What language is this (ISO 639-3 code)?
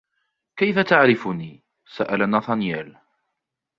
ara